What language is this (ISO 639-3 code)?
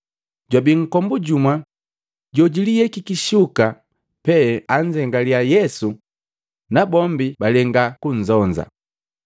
mgv